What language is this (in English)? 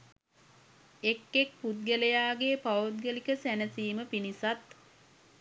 Sinhala